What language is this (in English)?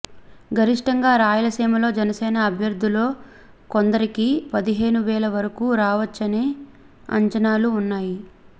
Telugu